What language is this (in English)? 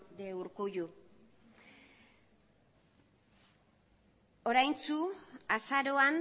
Basque